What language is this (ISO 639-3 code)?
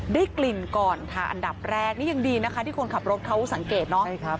tha